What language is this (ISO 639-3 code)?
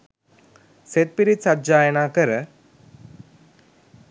sin